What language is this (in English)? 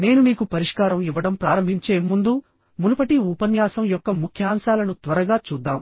Telugu